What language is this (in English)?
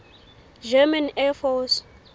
Southern Sotho